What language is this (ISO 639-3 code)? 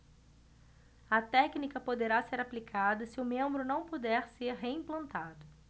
por